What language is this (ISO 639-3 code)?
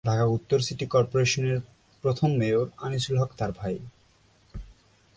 ben